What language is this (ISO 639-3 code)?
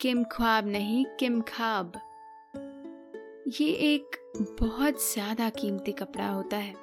hin